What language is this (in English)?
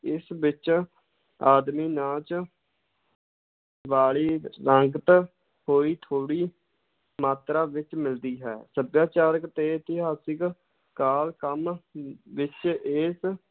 Punjabi